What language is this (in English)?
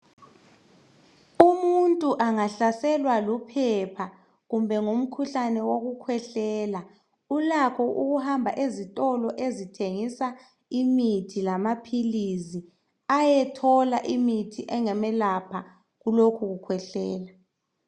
North Ndebele